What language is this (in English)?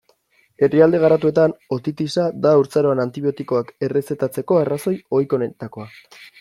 Basque